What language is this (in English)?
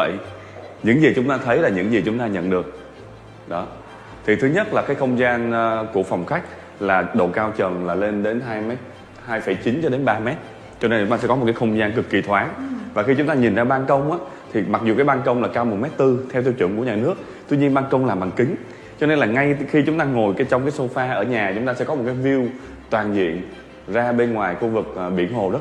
Vietnamese